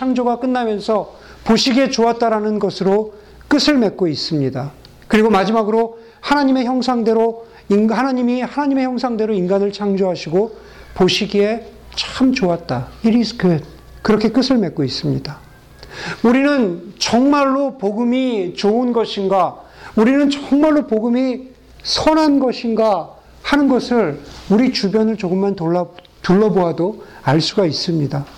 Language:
Korean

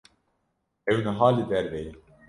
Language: Kurdish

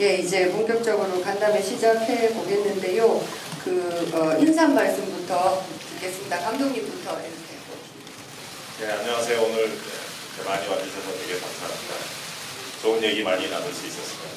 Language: Korean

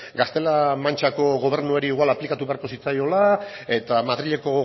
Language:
Basque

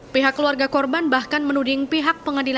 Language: Indonesian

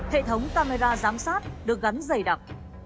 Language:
Vietnamese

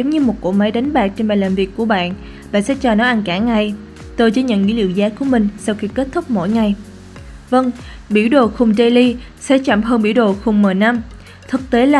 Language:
Vietnamese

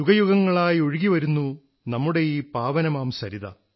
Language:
Malayalam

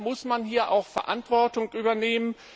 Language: German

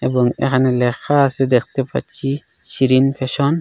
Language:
Bangla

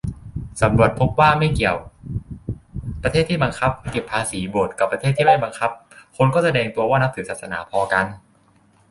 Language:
Thai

